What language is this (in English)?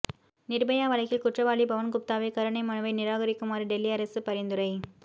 Tamil